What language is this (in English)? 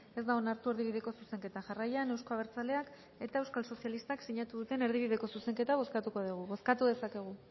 Basque